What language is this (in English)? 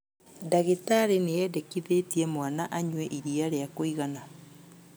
Kikuyu